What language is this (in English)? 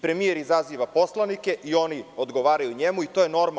Serbian